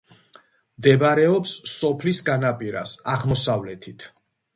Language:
Georgian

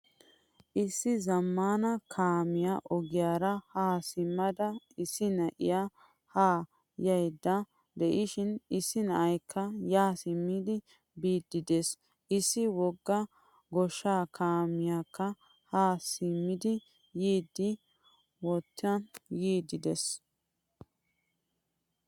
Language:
Wolaytta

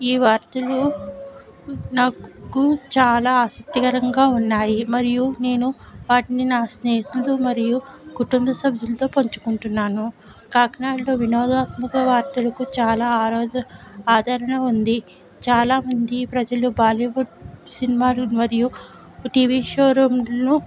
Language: Telugu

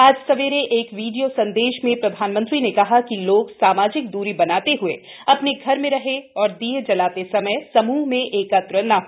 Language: Hindi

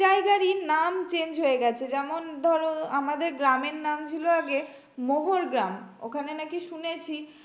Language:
Bangla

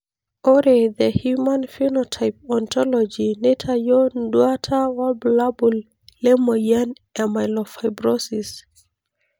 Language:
Masai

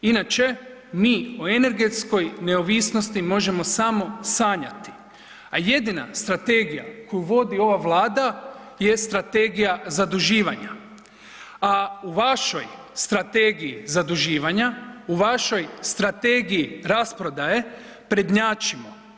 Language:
Croatian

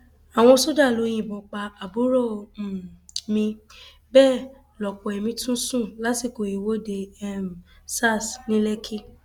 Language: Yoruba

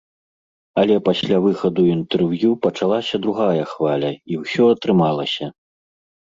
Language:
Belarusian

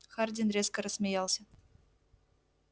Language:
Russian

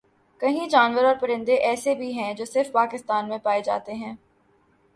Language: Urdu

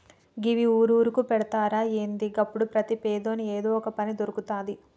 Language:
Telugu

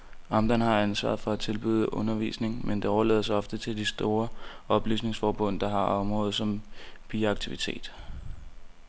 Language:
Danish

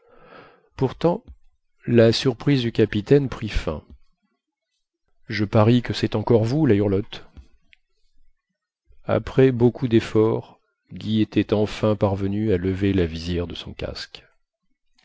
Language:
French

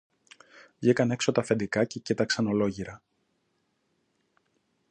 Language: Greek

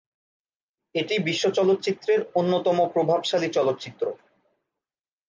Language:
Bangla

